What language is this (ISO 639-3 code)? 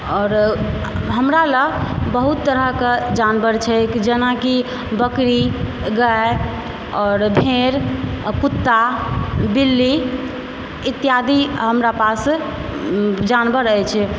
mai